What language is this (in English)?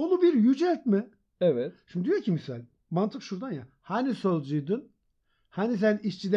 Turkish